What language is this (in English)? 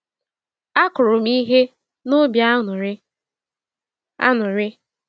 Igbo